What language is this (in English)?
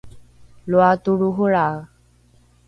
Rukai